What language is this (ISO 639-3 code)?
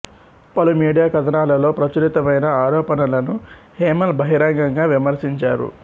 tel